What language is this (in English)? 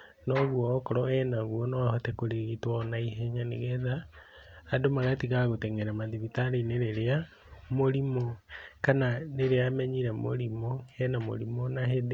Kikuyu